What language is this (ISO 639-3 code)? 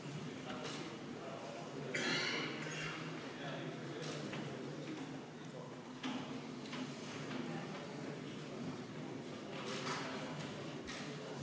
est